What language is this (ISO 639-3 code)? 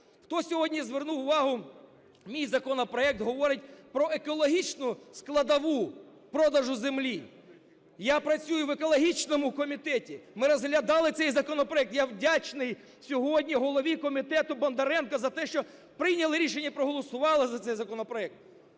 ukr